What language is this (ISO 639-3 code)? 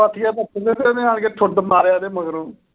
pan